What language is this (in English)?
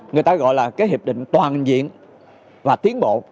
Vietnamese